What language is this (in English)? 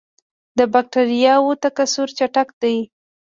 Pashto